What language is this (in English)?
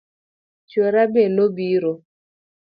Luo (Kenya and Tanzania)